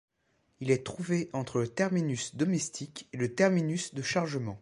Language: French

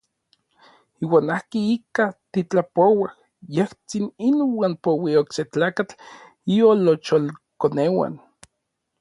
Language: Orizaba Nahuatl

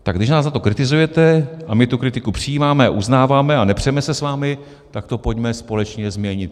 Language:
Czech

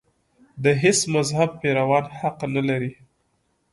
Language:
Pashto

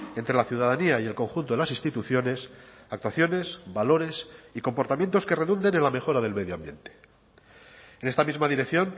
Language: Spanish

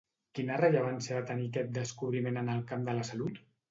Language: Catalan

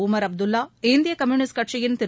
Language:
Tamil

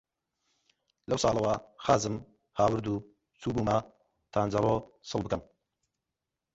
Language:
Central Kurdish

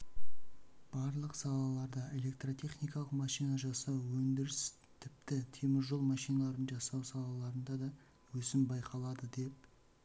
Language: Kazakh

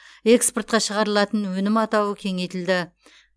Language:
Kazakh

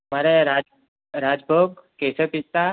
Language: Gujarati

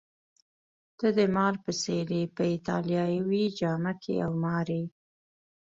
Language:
Pashto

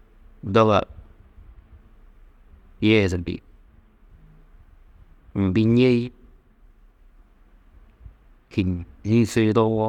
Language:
Tedaga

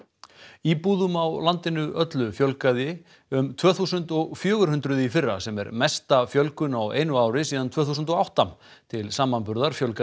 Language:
Icelandic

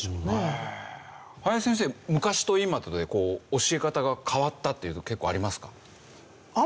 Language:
Japanese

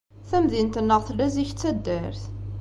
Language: Kabyle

